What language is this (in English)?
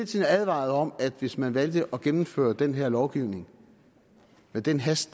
Danish